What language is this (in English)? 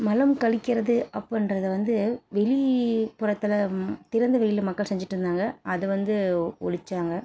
Tamil